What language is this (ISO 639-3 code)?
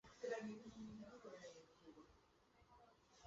zho